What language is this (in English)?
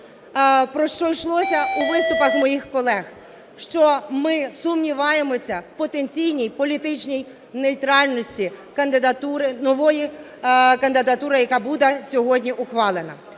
Ukrainian